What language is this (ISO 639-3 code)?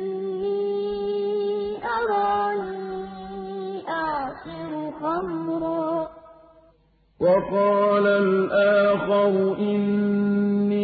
ara